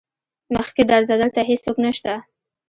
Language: Pashto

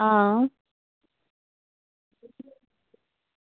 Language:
Dogri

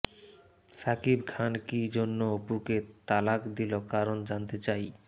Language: Bangla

